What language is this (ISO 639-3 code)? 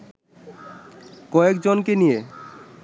ben